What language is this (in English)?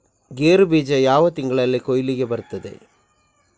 Kannada